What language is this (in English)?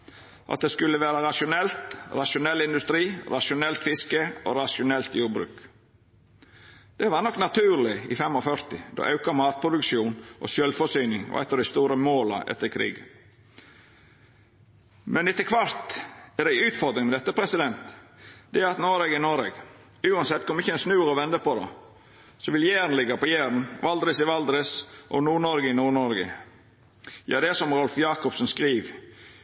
Norwegian Nynorsk